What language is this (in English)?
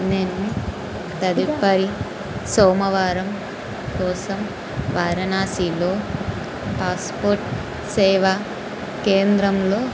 Telugu